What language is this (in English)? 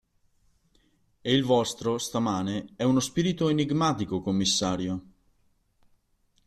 Italian